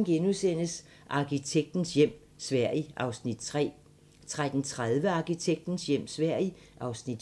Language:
Danish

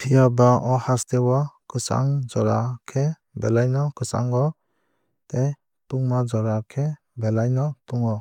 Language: Kok Borok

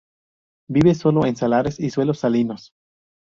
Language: Spanish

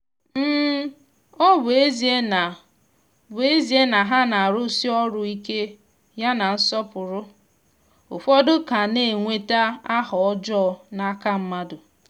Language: Igbo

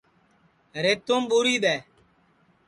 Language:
Sansi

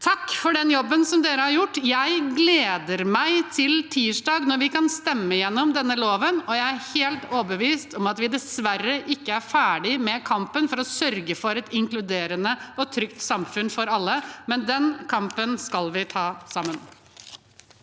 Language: Norwegian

